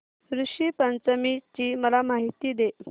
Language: Marathi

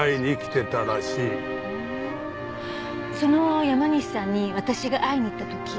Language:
Japanese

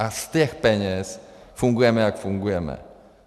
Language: Czech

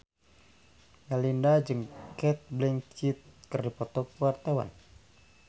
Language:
Sundanese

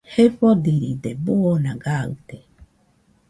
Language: Nüpode Huitoto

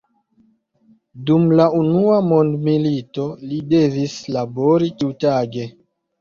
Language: Esperanto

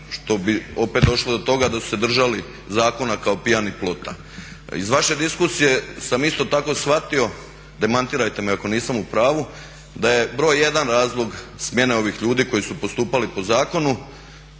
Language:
Croatian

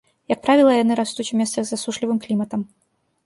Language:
Belarusian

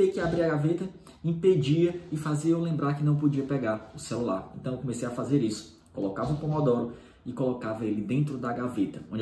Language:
Portuguese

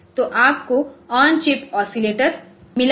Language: Hindi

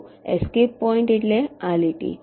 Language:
Gujarati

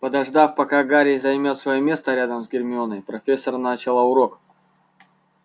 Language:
Russian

